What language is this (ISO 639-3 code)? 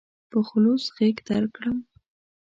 pus